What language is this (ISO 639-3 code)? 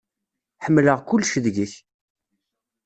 kab